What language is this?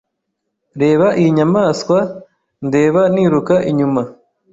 Kinyarwanda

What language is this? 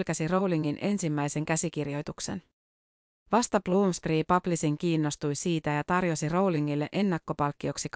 Finnish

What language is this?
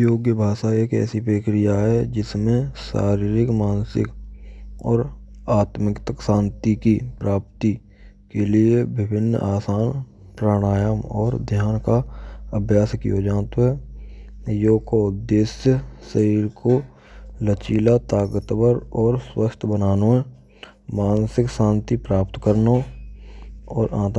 Braj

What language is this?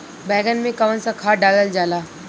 Bhojpuri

